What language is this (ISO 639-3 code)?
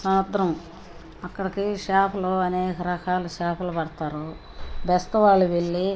tel